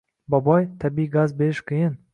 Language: Uzbek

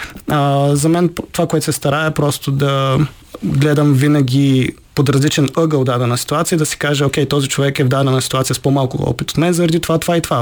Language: Bulgarian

